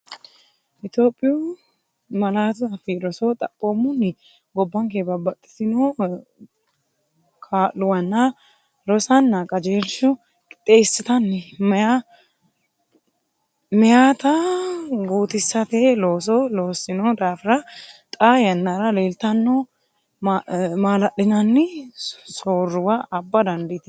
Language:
Sidamo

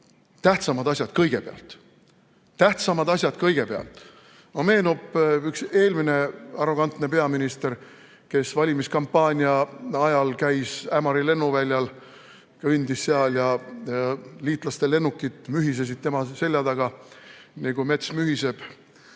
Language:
Estonian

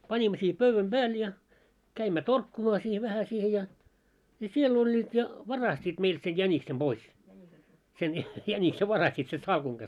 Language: Finnish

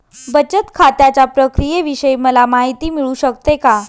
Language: Marathi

